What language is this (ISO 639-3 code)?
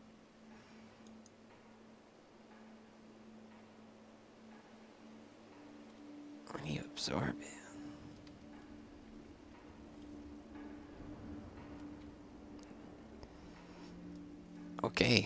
eng